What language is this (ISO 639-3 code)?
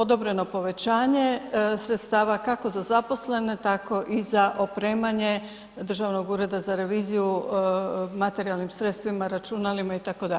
hrv